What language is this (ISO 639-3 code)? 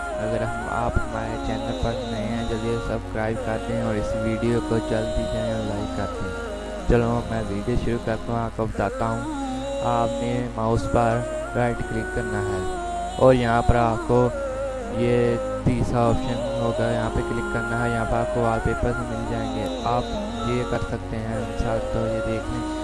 eng